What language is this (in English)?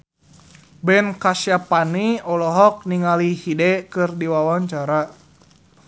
Sundanese